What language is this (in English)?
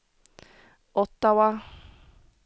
Swedish